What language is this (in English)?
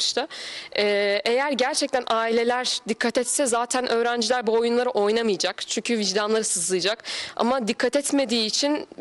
Turkish